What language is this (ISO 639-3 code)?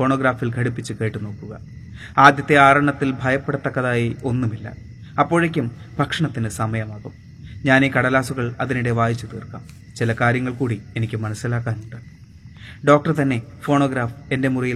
mal